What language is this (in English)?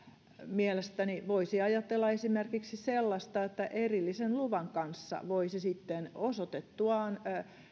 Finnish